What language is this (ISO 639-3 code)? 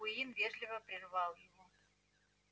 rus